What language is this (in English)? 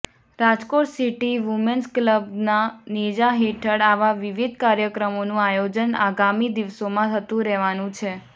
Gujarati